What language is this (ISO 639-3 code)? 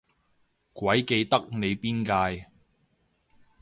yue